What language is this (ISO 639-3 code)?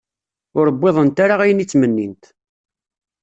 kab